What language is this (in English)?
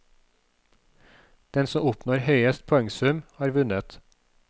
Norwegian